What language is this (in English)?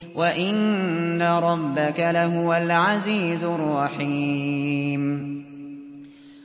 Arabic